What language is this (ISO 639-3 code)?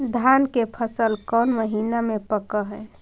mag